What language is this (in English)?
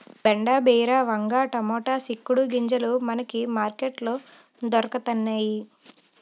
Telugu